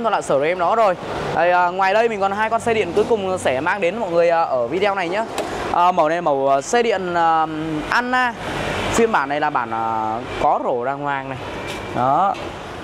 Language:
Vietnamese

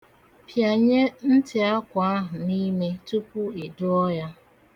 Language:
Igbo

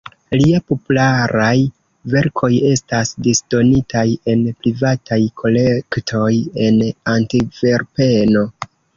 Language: Esperanto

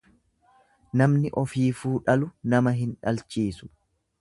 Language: Oromo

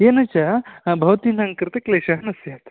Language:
Sanskrit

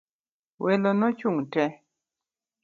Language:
Luo (Kenya and Tanzania)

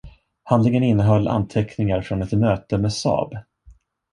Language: Swedish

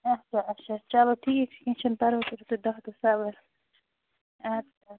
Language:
Kashmiri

